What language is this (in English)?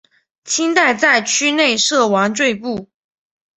Chinese